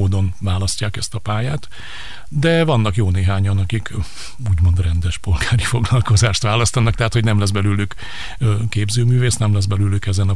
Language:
Hungarian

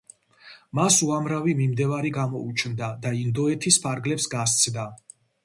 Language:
Georgian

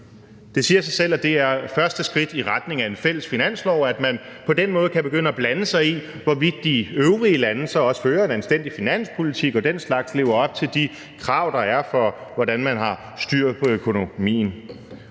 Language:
Danish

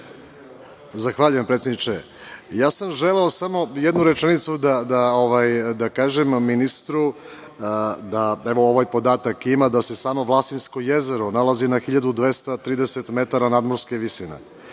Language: Serbian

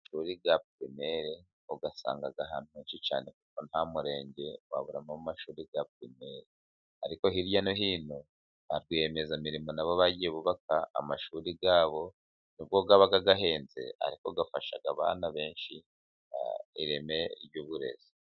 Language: Kinyarwanda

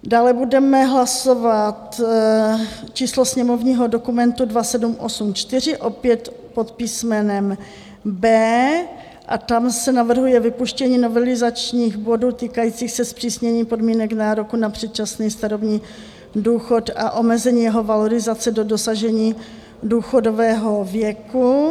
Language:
Czech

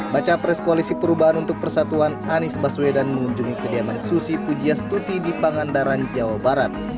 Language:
Indonesian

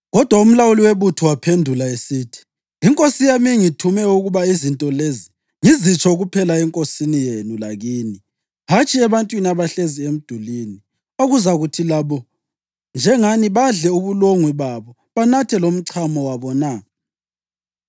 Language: North Ndebele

